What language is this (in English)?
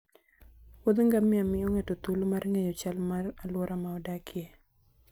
Luo (Kenya and Tanzania)